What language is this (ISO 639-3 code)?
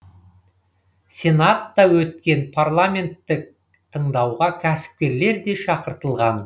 kaz